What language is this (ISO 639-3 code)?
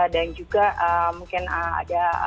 ind